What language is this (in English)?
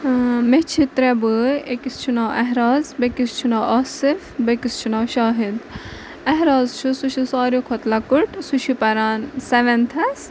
Kashmiri